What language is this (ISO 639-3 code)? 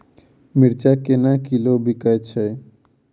mai